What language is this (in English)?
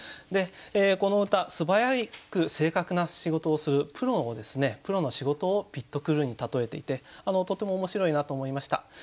Japanese